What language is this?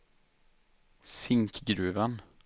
Swedish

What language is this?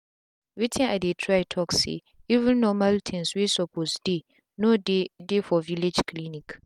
Nigerian Pidgin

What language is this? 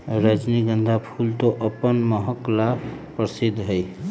Magahi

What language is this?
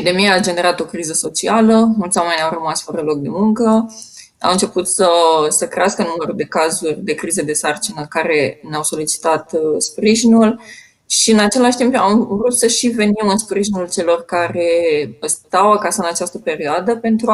Romanian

